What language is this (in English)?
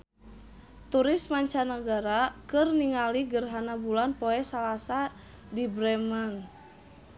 Sundanese